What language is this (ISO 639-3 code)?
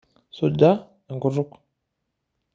mas